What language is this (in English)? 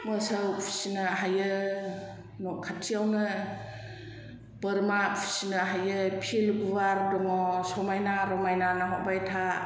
Bodo